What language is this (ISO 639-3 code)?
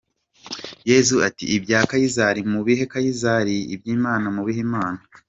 kin